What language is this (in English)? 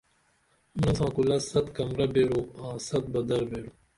Dameli